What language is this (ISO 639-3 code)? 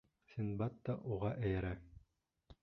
bak